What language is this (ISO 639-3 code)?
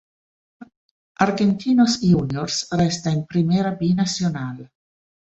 ita